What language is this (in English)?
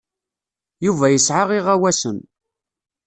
Kabyle